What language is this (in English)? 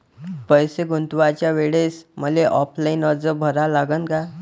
Marathi